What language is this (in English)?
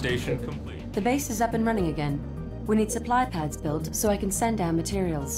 English